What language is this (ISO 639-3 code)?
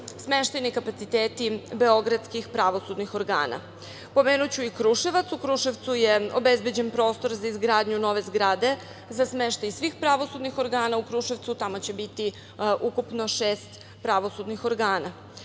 srp